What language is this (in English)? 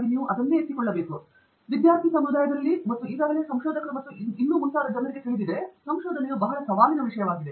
Kannada